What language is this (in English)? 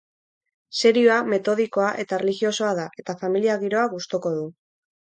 Basque